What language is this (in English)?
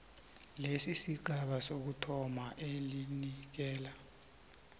South Ndebele